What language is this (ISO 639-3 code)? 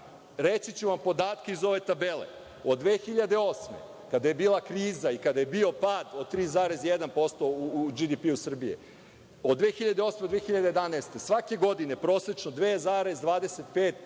srp